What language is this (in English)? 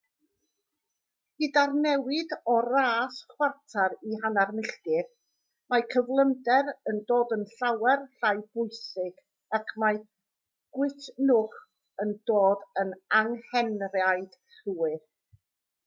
Welsh